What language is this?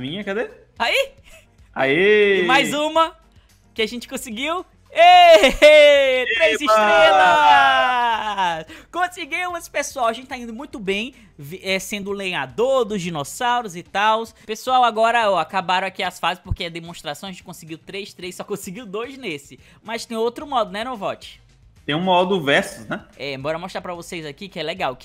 Portuguese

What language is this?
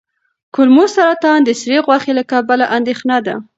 Pashto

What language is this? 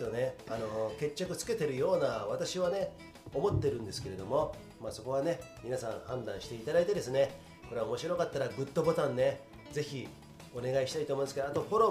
Japanese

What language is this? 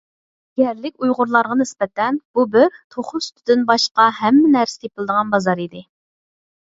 Uyghur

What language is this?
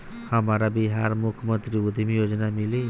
Bhojpuri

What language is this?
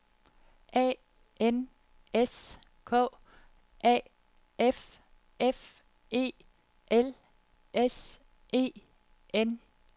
Danish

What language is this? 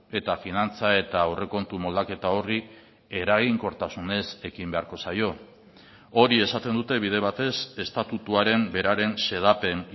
Basque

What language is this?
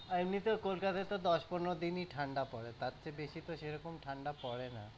Bangla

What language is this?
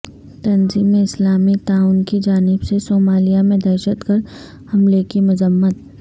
Urdu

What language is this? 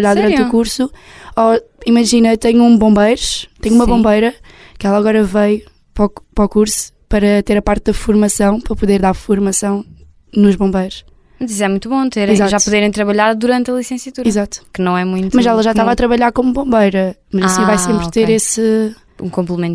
Portuguese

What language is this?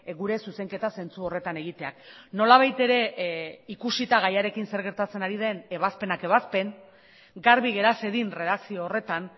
Basque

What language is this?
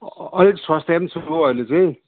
Nepali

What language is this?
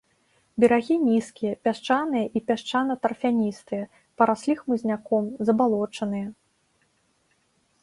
Belarusian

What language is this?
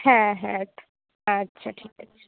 Bangla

